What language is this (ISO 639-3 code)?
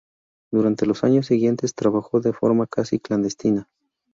spa